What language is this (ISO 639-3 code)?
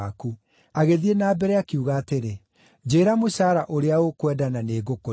kik